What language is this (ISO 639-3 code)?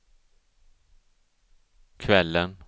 swe